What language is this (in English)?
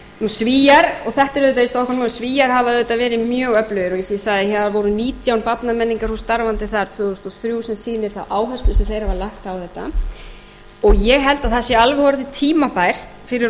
Icelandic